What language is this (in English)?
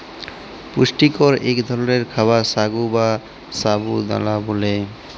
Bangla